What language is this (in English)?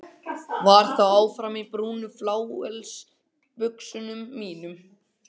Icelandic